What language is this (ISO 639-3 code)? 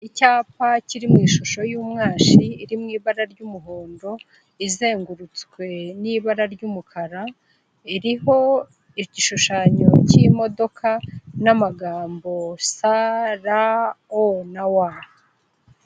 kin